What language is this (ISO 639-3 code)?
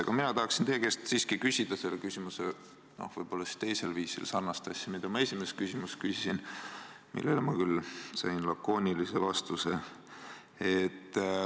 est